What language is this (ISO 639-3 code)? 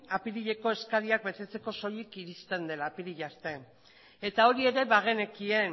eus